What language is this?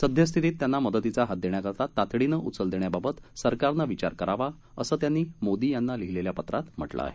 Marathi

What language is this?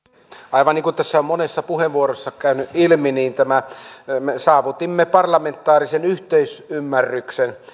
Finnish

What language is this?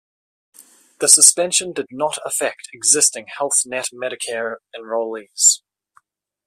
English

